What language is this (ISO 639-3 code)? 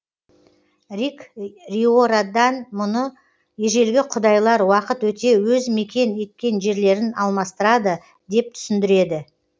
kaz